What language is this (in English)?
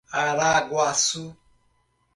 Portuguese